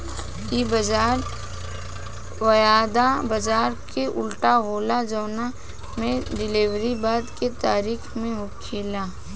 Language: Bhojpuri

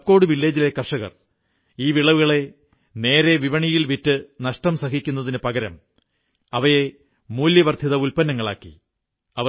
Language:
Malayalam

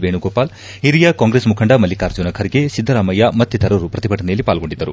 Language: Kannada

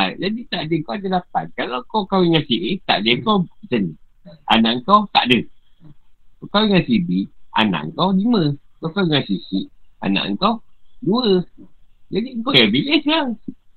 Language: Malay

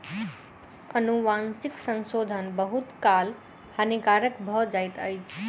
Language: Maithili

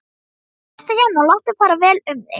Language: Icelandic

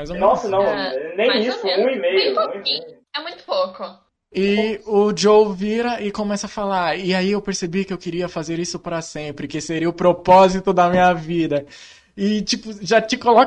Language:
Portuguese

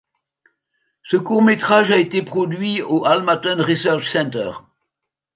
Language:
French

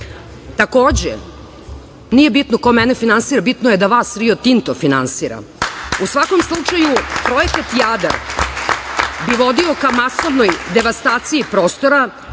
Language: Serbian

